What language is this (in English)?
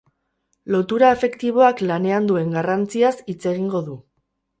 Basque